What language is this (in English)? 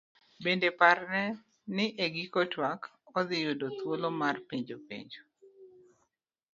Luo (Kenya and Tanzania)